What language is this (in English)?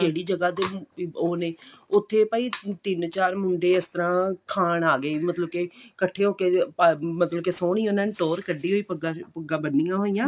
Punjabi